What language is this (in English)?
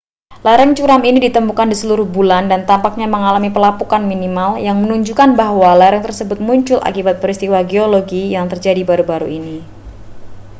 Indonesian